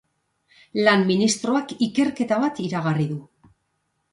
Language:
Basque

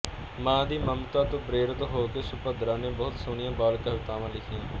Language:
Punjabi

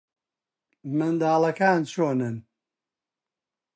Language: Central Kurdish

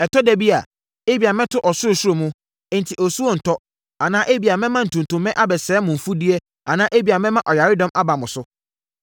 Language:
Akan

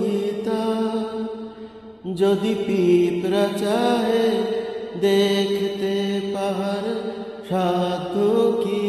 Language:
Hindi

